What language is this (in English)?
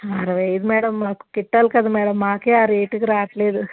Telugu